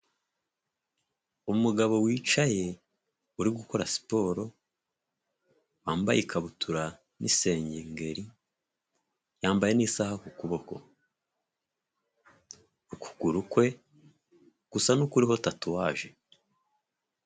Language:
Kinyarwanda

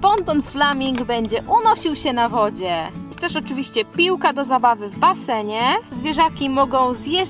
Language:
Polish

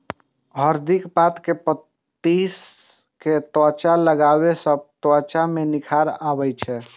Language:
Maithili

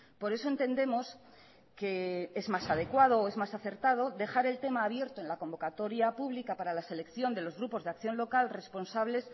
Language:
Spanish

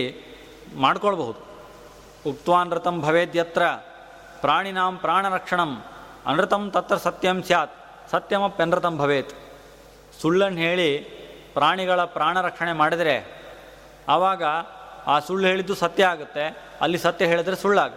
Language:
Kannada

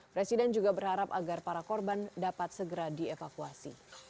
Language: Indonesian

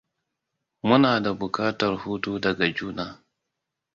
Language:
Hausa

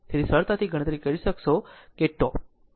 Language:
Gujarati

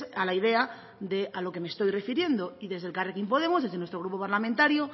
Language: Spanish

